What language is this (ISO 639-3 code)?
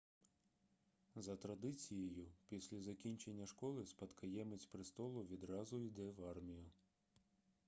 ukr